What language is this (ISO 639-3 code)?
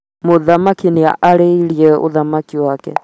kik